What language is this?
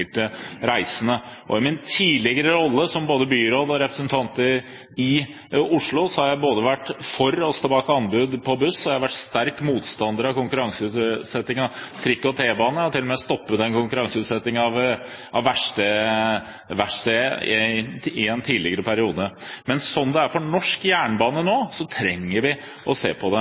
Norwegian Bokmål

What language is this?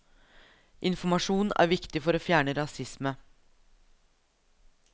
Norwegian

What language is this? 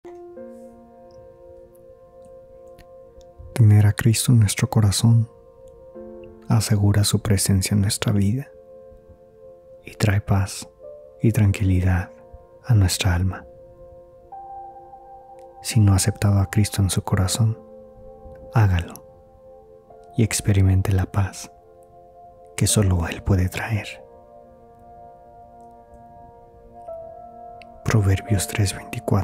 Spanish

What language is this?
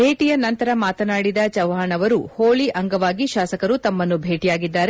Kannada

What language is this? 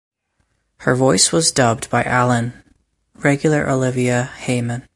English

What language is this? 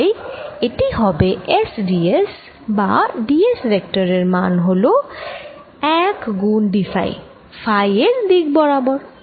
Bangla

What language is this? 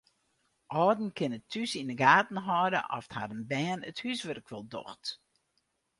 Western Frisian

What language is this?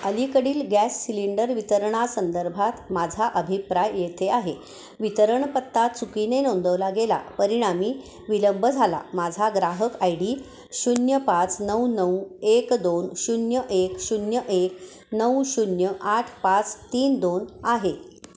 Marathi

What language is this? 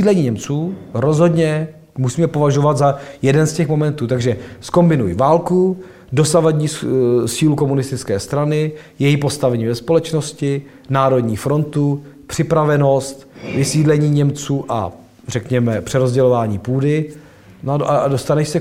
Czech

